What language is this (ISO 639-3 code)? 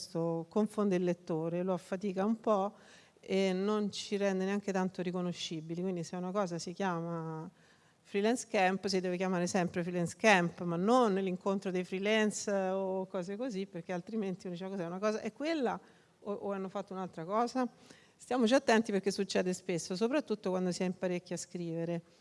ita